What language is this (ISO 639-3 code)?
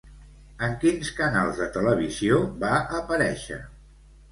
cat